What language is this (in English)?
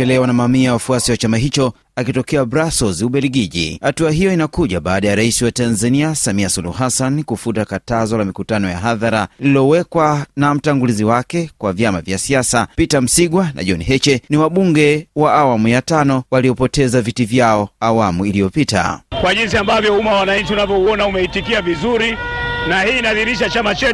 Swahili